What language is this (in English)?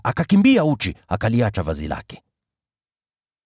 Swahili